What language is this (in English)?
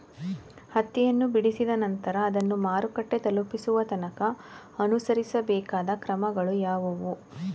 Kannada